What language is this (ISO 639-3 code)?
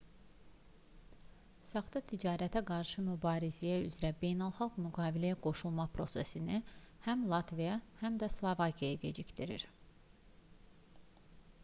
aze